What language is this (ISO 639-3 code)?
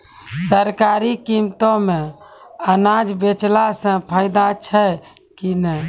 mai